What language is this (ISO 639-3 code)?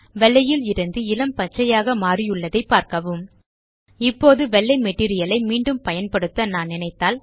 tam